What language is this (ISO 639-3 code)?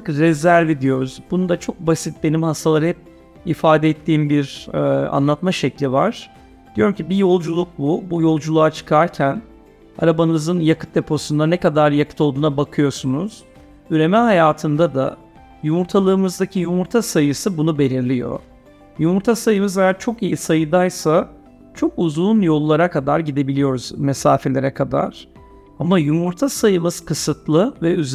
tur